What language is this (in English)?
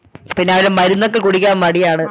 Malayalam